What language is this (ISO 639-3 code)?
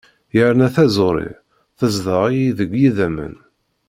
kab